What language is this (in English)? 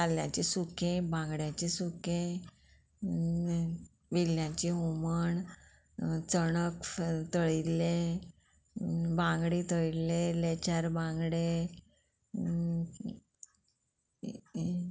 Konkani